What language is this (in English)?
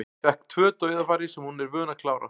Icelandic